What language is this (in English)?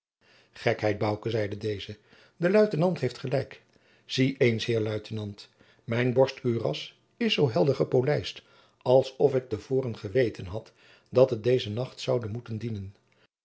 Dutch